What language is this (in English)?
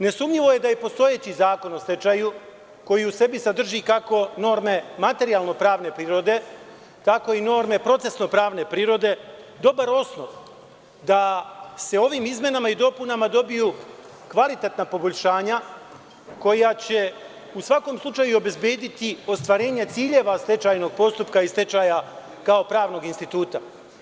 Serbian